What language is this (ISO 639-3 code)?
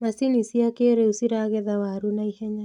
kik